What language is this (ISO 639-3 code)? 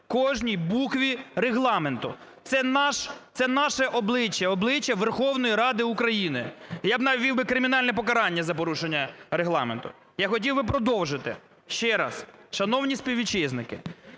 ukr